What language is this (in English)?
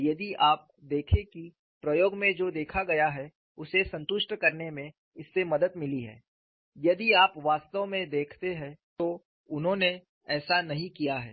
Hindi